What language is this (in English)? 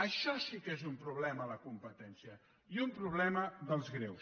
Catalan